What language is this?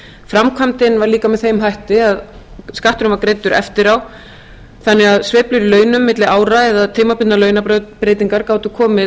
Icelandic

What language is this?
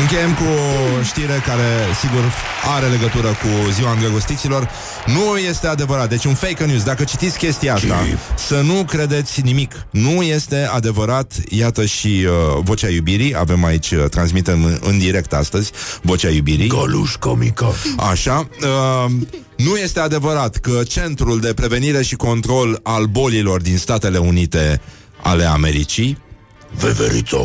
Romanian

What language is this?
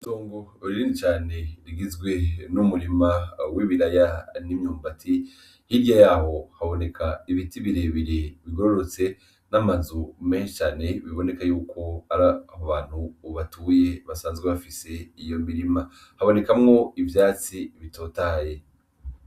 Rundi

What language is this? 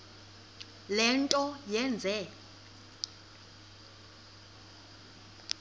Xhosa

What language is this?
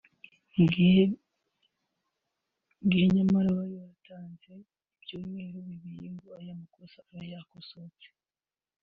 Kinyarwanda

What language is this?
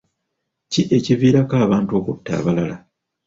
Ganda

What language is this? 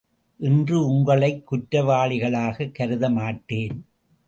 Tamil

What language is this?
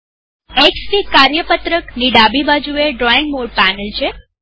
Gujarati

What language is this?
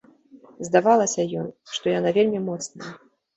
Belarusian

